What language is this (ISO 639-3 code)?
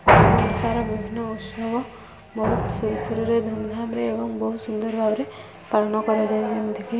ori